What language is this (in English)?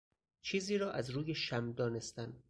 Persian